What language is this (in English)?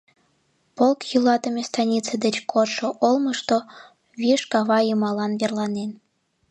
Mari